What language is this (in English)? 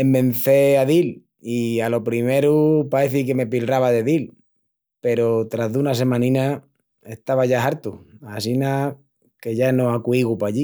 Extremaduran